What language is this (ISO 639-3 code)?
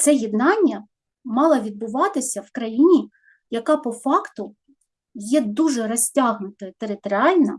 ukr